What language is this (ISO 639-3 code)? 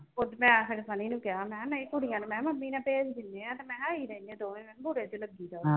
pan